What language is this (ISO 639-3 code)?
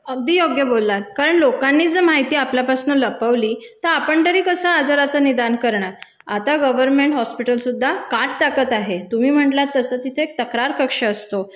mar